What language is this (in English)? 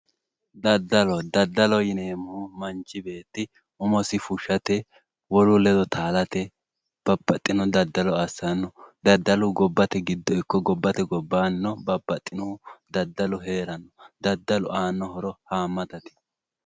Sidamo